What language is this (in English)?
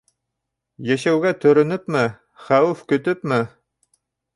Bashkir